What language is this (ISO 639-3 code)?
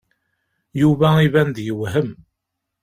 kab